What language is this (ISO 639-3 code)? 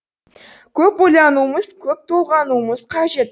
kaz